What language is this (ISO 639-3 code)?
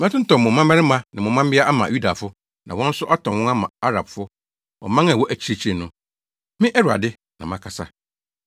aka